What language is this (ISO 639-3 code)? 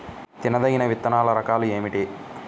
tel